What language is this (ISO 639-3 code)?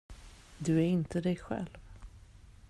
swe